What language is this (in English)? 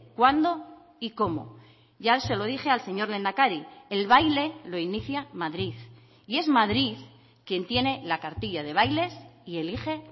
Spanish